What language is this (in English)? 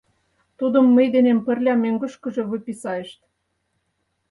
Mari